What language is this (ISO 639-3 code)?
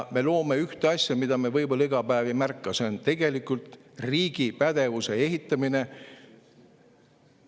est